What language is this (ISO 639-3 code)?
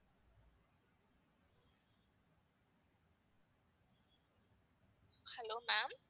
tam